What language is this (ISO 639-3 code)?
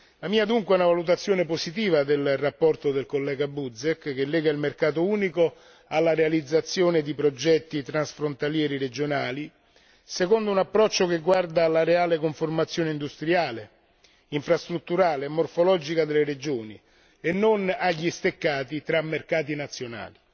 ita